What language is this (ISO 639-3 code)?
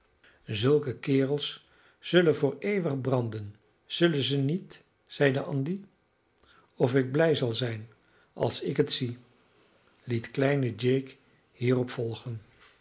nld